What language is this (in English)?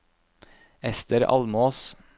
Norwegian